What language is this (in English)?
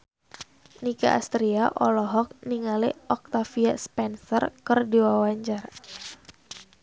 Sundanese